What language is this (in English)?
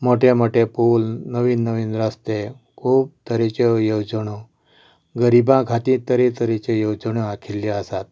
Konkani